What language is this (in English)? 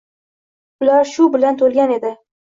Uzbek